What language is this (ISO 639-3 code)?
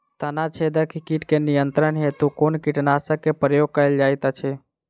mai